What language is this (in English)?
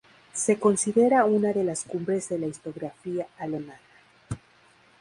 Spanish